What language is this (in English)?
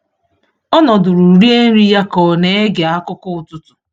Igbo